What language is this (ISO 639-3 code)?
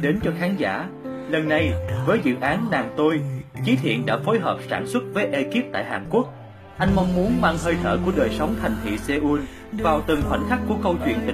vie